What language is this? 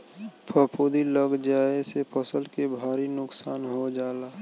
Bhojpuri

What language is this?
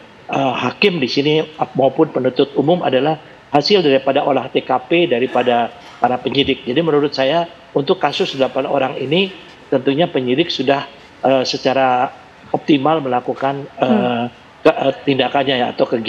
Indonesian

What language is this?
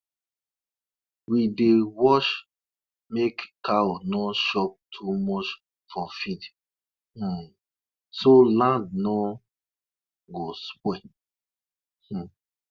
Nigerian Pidgin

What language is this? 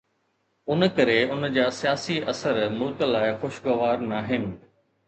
Sindhi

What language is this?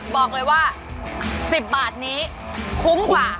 Thai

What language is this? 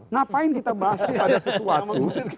Indonesian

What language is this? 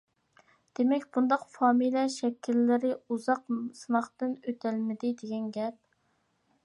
Uyghur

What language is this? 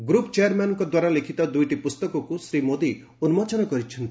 Odia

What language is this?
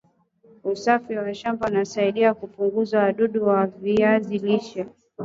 Swahili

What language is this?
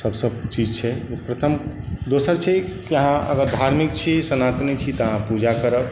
Maithili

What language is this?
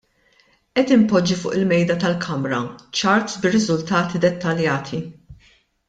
Maltese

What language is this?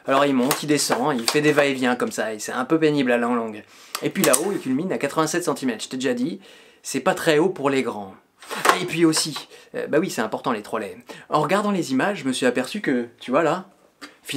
French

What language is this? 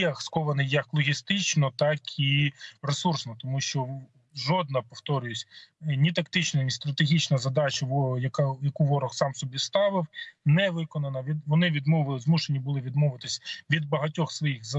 Ukrainian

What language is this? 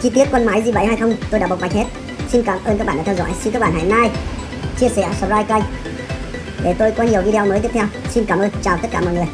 Vietnamese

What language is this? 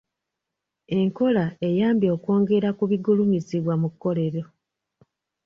Ganda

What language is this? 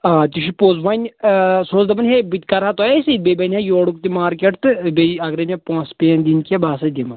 Kashmiri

